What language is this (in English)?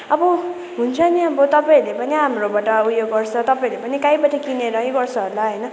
Nepali